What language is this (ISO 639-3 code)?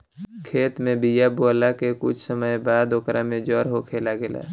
bho